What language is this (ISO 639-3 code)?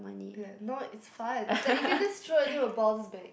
eng